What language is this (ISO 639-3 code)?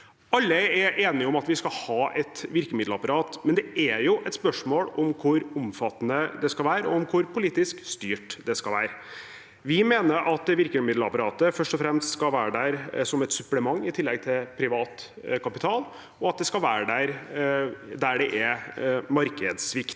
nor